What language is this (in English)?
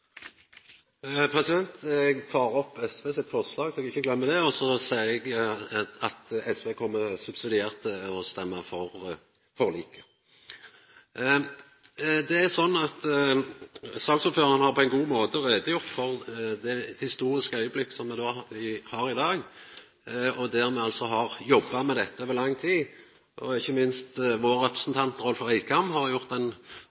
Norwegian Nynorsk